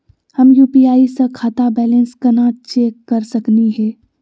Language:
Magahi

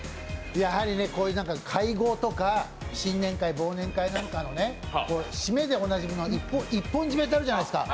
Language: Japanese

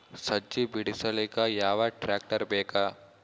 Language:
Kannada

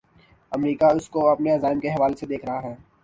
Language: Urdu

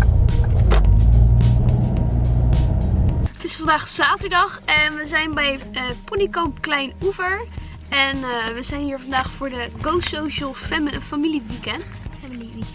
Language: Dutch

